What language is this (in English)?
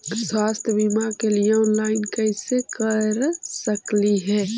Magahi